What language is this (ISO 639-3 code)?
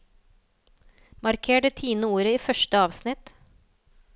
nor